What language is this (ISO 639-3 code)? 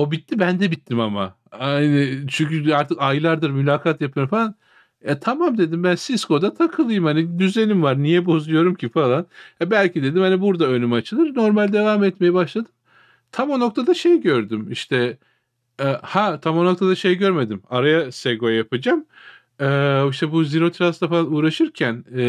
tur